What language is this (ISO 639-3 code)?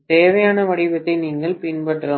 tam